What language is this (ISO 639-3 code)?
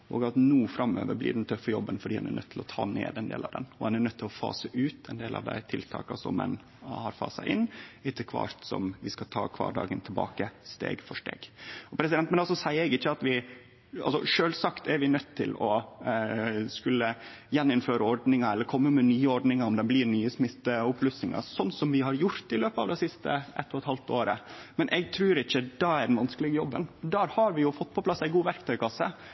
nno